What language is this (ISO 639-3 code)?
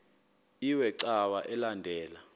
xho